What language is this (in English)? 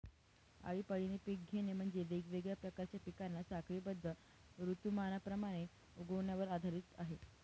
Marathi